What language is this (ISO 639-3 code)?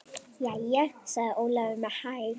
isl